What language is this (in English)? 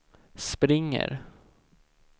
Swedish